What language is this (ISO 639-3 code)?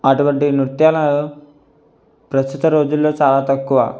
tel